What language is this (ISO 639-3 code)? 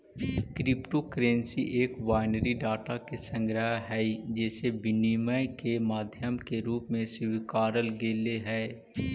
mag